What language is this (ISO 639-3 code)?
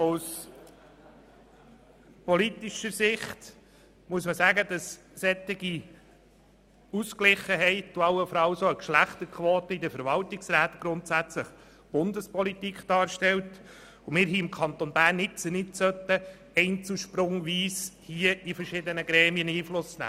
gsw